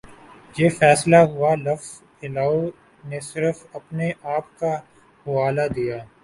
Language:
Urdu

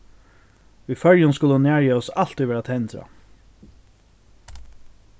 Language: Faroese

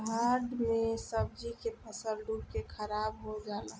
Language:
Bhojpuri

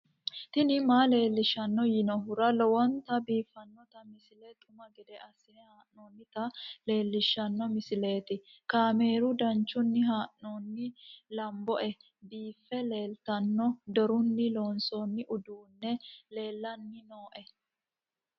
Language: Sidamo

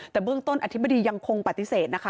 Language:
Thai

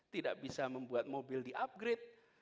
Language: Indonesian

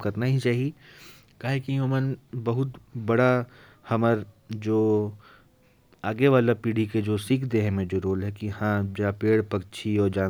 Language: Korwa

